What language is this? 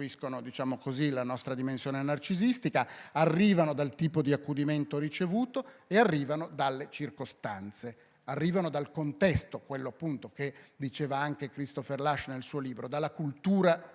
Italian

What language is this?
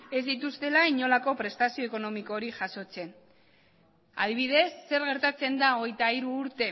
Basque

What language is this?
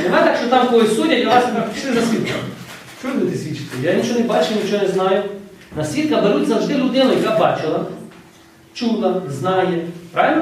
Ukrainian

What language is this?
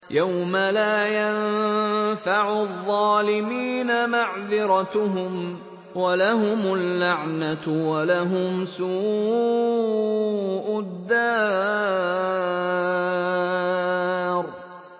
Arabic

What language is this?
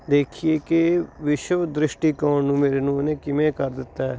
Punjabi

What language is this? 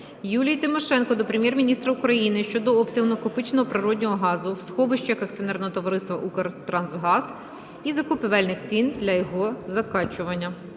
Ukrainian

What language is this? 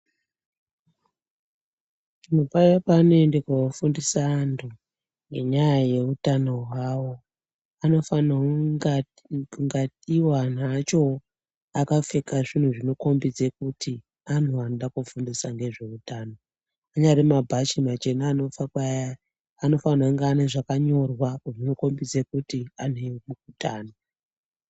Ndau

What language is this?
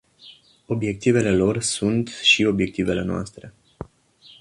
Romanian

